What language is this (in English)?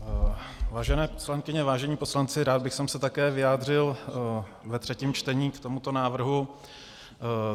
Czech